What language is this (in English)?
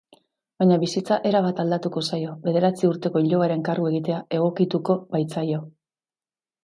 Basque